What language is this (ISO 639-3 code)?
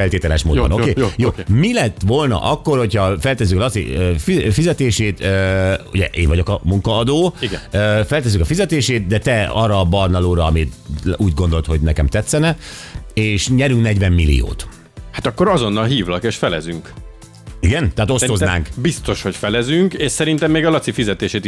hun